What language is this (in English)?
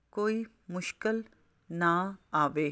Punjabi